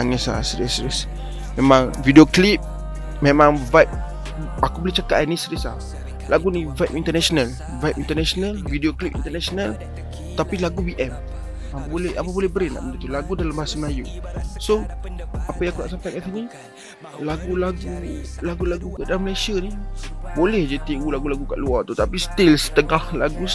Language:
Malay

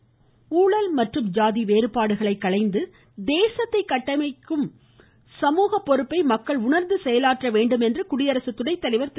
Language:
Tamil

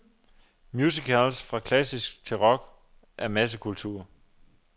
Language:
Danish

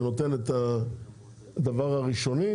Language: Hebrew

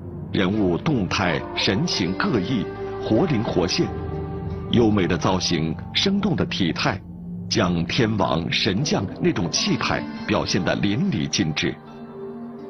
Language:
Chinese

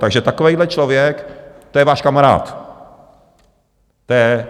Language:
Czech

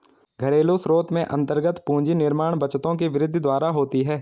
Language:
Hindi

